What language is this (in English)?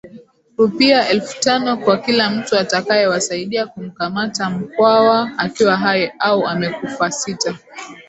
Swahili